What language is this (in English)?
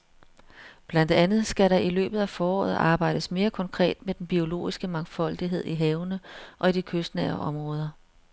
Danish